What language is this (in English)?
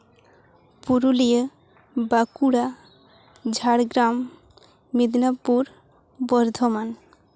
Santali